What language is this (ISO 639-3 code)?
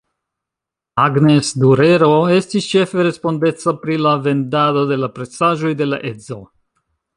epo